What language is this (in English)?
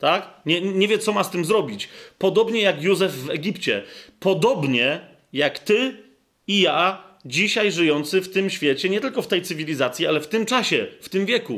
Polish